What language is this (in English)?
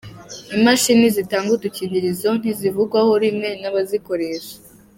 Kinyarwanda